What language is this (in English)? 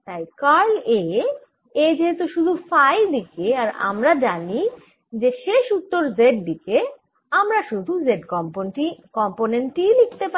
Bangla